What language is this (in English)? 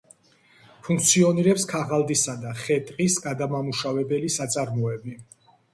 Georgian